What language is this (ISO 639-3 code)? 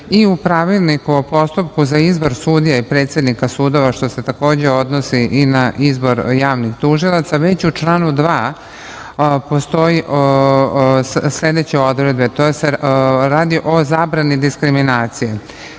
srp